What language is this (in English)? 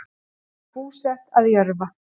Icelandic